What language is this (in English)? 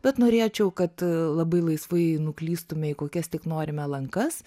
Lithuanian